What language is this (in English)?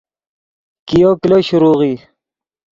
Yidgha